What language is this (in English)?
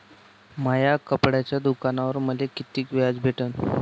Marathi